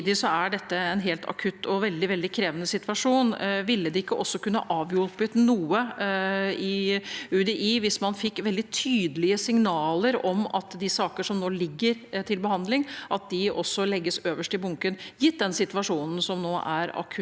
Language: Norwegian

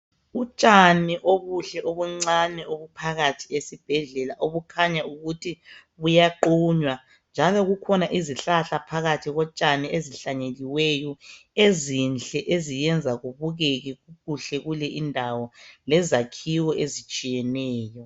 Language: North Ndebele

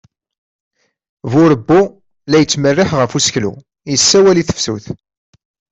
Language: Kabyle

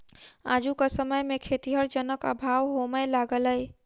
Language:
Maithili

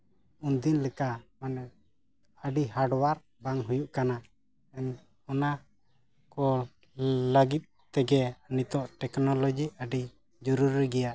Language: Santali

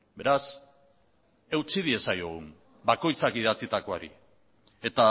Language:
Basque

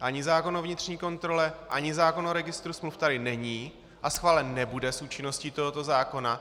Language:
Czech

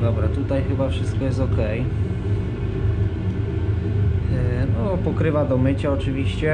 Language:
Polish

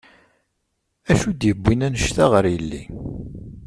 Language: Kabyle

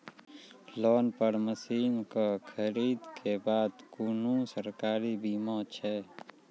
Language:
Maithili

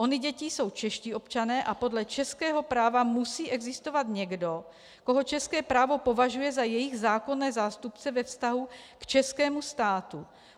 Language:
Czech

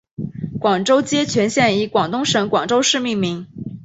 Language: Chinese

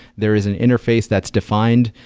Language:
English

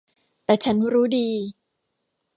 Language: Thai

